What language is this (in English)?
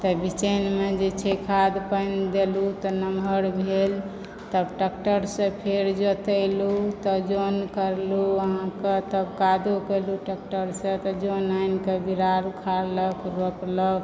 Maithili